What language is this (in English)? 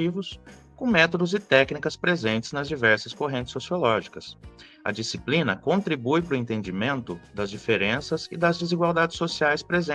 Portuguese